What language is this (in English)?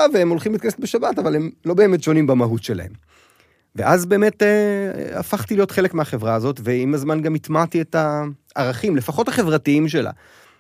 Hebrew